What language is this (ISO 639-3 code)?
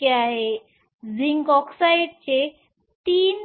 mar